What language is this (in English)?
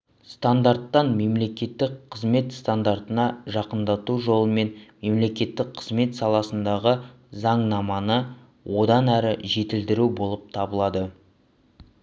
Kazakh